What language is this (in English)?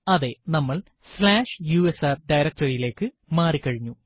Malayalam